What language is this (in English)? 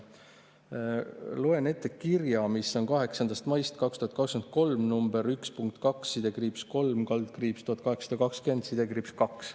Estonian